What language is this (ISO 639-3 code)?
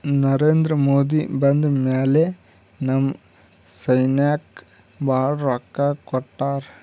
kan